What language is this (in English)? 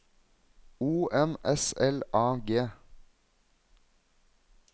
Norwegian